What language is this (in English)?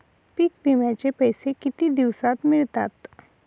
Marathi